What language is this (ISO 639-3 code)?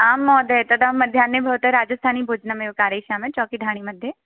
san